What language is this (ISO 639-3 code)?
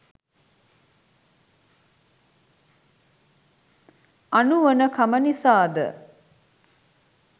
sin